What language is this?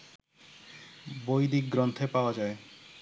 Bangla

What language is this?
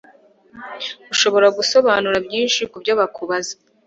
Kinyarwanda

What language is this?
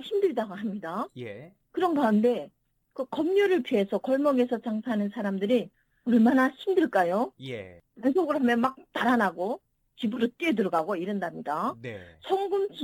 Korean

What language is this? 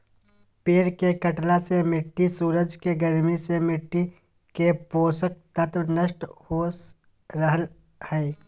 Magahi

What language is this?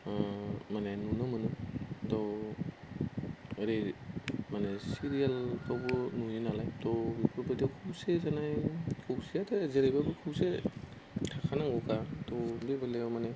Bodo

